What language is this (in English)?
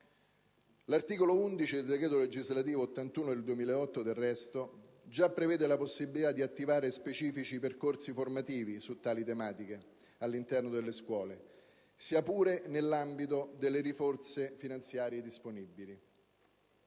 Italian